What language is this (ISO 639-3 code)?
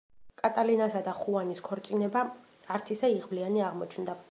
kat